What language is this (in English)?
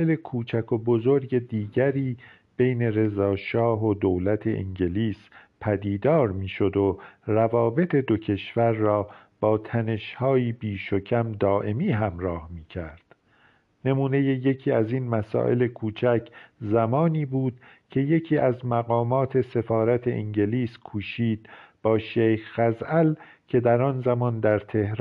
Persian